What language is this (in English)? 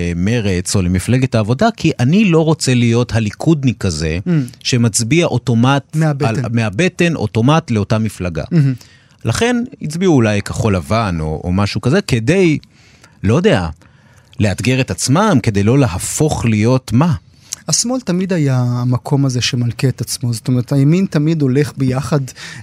Hebrew